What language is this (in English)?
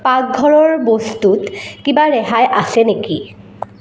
Assamese